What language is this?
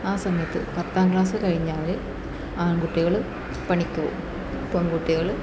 Malayalam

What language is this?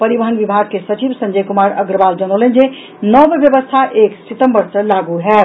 Maithili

